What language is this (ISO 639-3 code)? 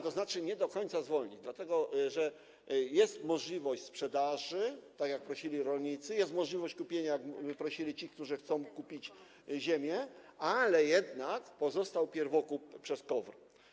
pol